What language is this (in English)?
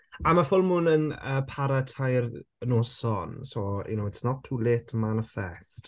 Welsh